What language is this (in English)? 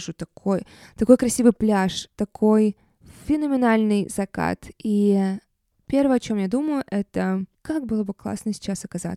Russian